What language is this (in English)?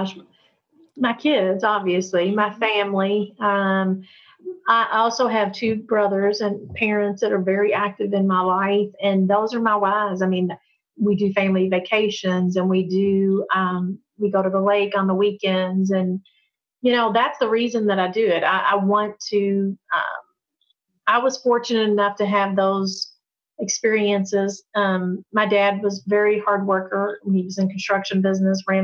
English